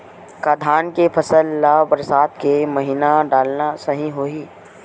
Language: Chhattisgarhi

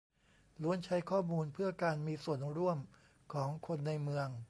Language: Thai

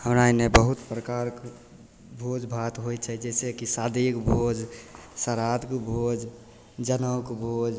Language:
Maithili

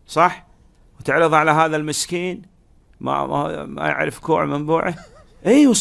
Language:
Arabic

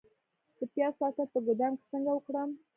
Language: Pashto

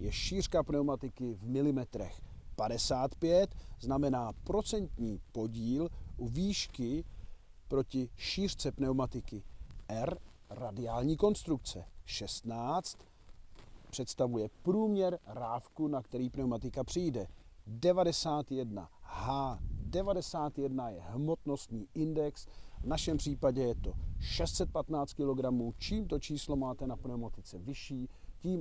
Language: Czech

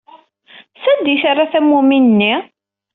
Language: Kabyle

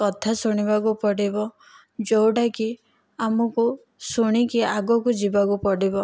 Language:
Odia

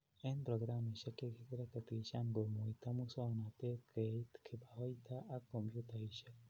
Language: Kalenjin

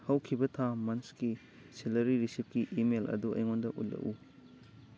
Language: Manipuri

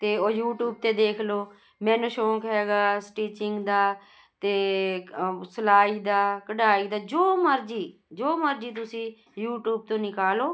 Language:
Punjabi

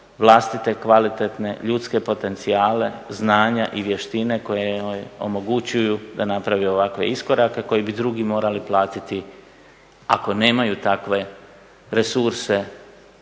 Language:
Croatian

